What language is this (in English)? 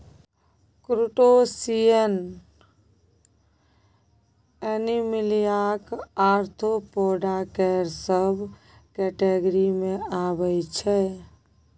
Maithili